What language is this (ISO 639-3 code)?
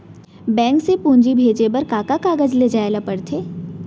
hne